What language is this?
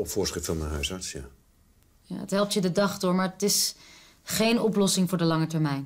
Dutch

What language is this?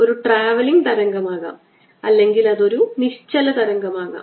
Malayalam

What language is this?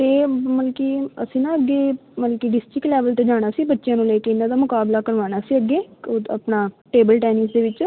Punjabi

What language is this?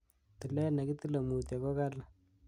Kalenjin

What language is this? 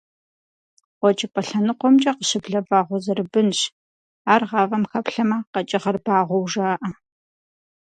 Kabardian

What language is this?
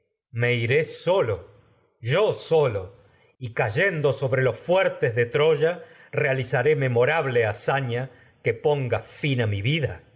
Spanish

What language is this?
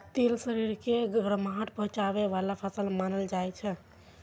Maithili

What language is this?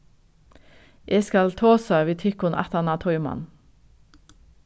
Faroese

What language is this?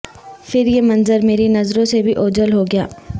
Urdu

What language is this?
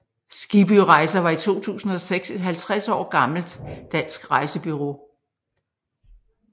Danish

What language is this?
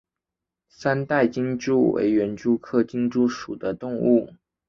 Chinese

